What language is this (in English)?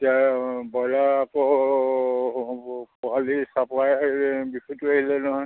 Assamese